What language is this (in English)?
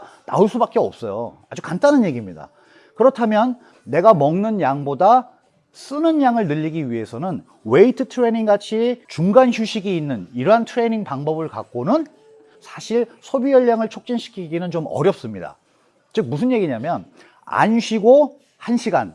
Korean